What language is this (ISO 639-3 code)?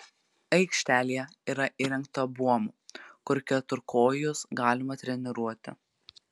lit